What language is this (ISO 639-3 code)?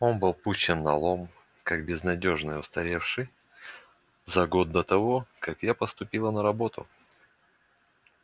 rus